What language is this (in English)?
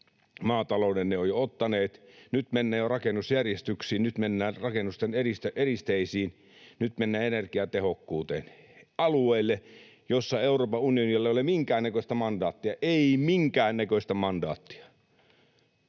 Finnish